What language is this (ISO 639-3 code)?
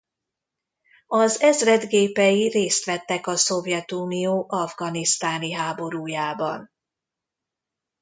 hun